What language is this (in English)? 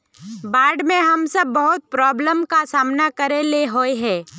Magahi